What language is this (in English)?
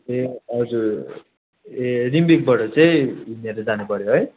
Nepali